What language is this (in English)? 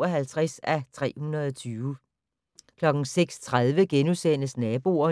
Danish